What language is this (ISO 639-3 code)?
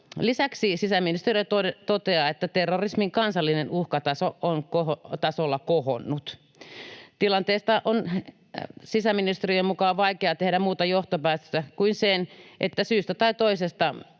fin